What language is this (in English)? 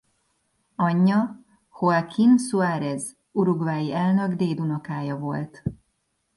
Hungarian